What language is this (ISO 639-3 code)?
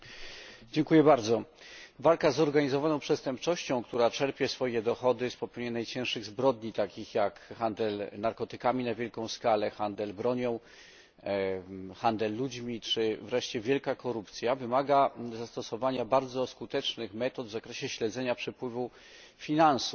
pol